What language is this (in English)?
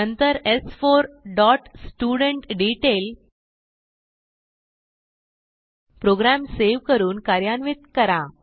Marathi